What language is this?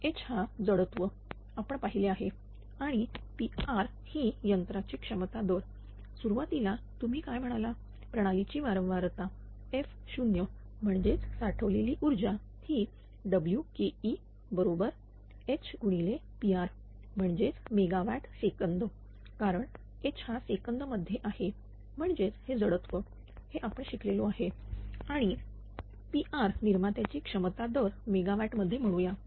Marathi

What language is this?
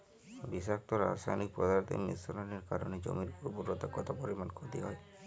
Bangla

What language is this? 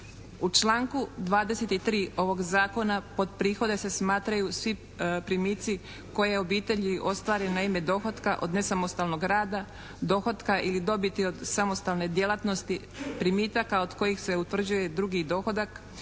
Croatian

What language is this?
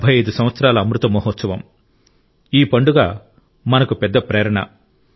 Telugu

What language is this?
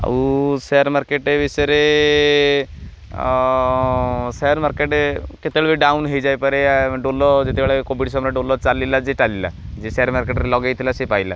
Odia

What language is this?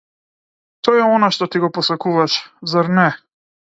Macedonian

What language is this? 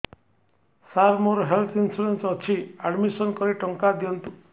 Odia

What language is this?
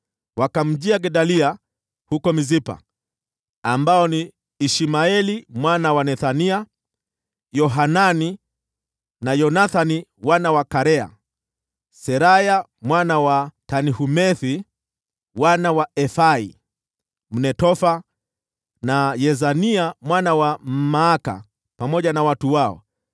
Swahili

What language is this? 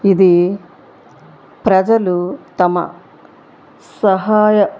Telugu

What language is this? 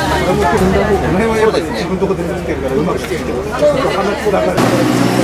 Japanese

